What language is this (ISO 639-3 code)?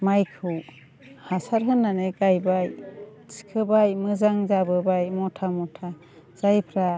brx